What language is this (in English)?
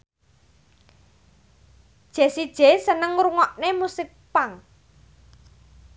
Javanese